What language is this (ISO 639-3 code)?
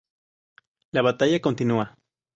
spa